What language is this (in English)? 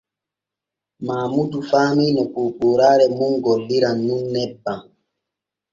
Borgu Fulfulde